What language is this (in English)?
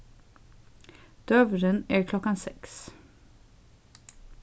Faroese